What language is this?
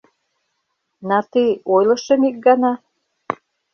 Mari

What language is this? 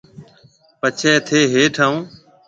Marwari (Pakistan)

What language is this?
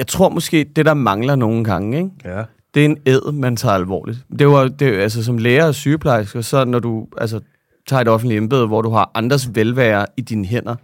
Danish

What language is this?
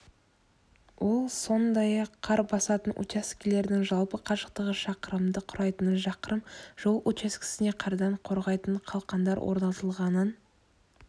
Kazakh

